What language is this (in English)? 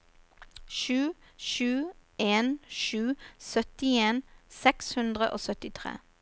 Norwegian